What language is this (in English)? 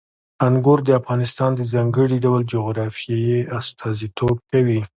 Pashto